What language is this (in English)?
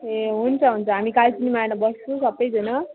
Nepali